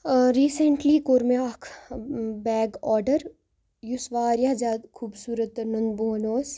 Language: Kashmiri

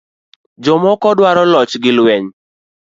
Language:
Luo (Kenya and Tanzania)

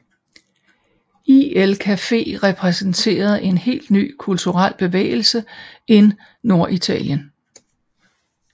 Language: Danish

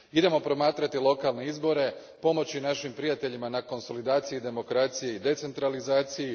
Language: Croatian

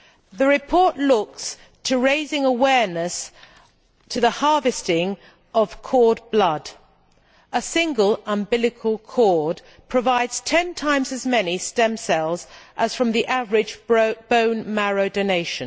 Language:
English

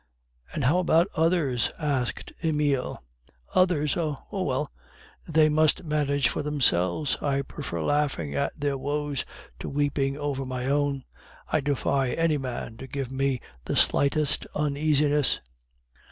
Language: English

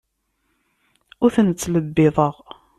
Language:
Kabyle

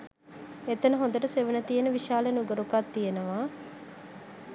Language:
Sinhala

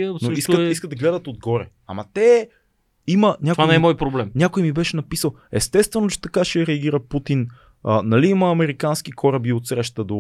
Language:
Bulgarian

